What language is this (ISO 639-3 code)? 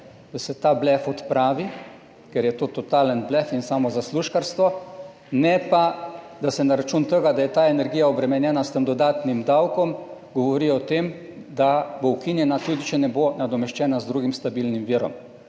slv